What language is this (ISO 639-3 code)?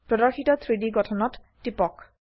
asm